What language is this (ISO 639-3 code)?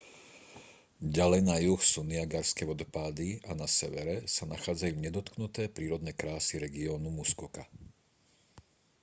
slk